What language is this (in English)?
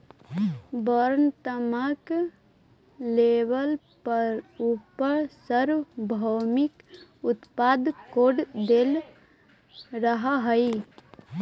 Magahi